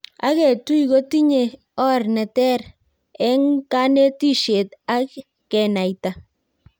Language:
Kalenjin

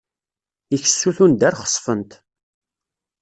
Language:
Kabyle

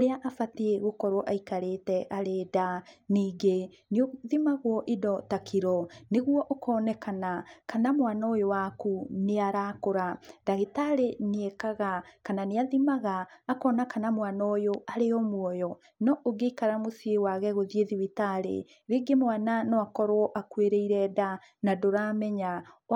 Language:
Kikuyu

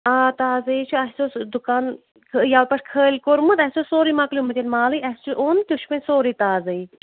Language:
Kashmiri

